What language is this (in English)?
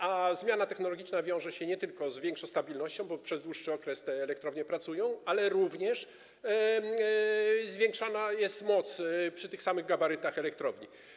Polish